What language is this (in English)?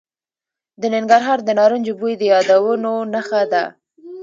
Pashto